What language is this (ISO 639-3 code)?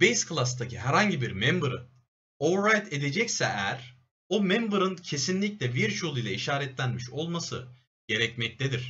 tur